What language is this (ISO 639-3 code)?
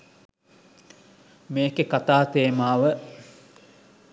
sin